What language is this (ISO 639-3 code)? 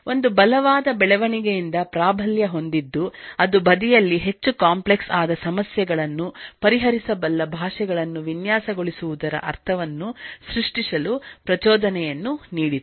kan